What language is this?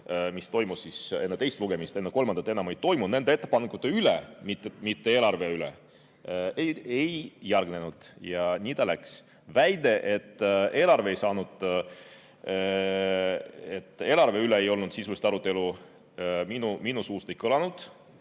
Estonian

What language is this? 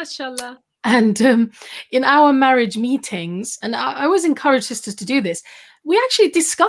English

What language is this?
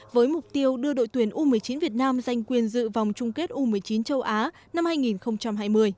Vietnamese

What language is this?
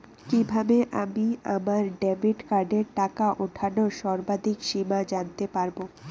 Bangla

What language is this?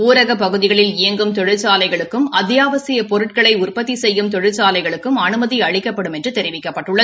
Tamil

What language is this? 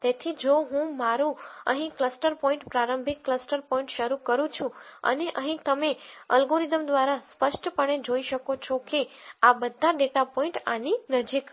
Gujarati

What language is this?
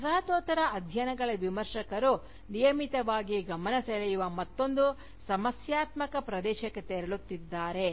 Kannada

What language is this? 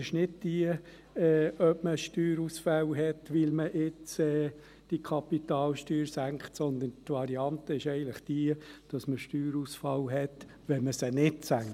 Swiss German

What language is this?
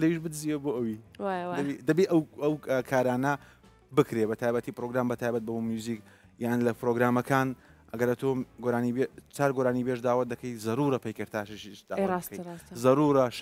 Arabic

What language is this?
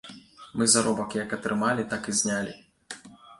Belarusian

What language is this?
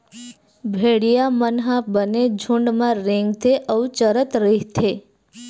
Chhattisgarhi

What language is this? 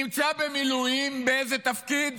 Hebrew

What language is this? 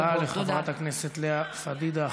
Hebrew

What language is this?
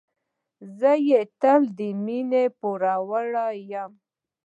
Pashto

